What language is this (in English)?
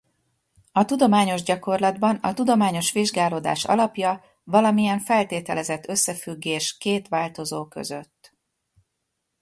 Hungarian